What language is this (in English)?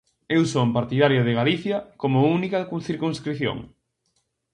Galician